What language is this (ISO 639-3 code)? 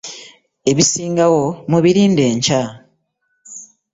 lug